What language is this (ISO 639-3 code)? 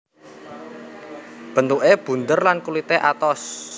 jav